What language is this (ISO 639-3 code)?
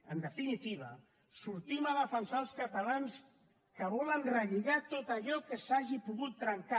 cat